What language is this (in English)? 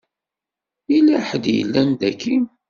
Kabyle